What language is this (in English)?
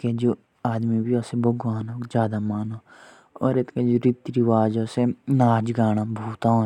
Jaunsari